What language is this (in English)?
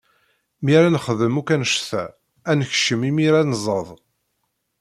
Kabyle